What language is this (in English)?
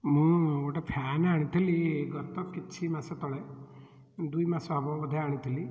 Odia